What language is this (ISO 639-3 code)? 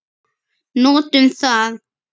isl